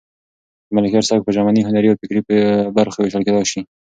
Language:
Pashto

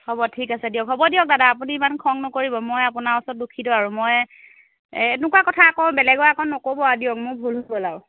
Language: Assamese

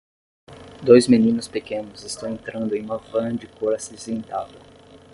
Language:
Portuguese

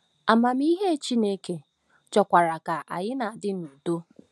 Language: Igbo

